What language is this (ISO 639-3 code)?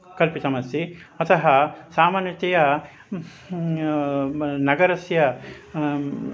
san